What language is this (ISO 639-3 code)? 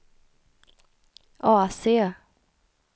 swe